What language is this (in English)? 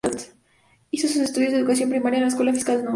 Spanish